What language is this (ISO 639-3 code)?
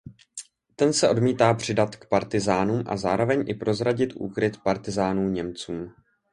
ces